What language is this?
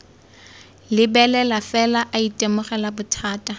Tswana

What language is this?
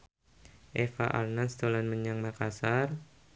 Javanese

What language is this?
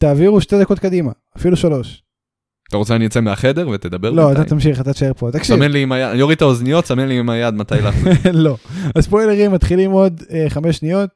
Hebrew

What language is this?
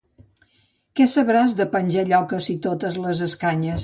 Catalan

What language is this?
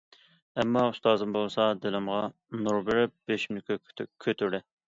Uyghur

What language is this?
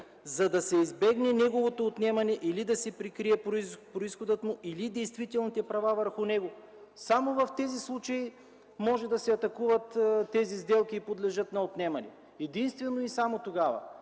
Bulgarian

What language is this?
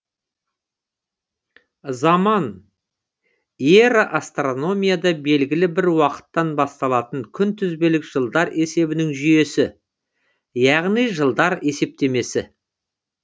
Kazakh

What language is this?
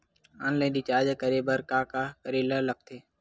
Chhattisgarhi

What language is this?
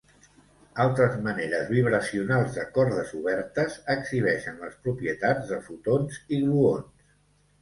Catalan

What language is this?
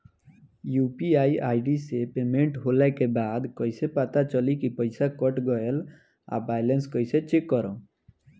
Bhojpuri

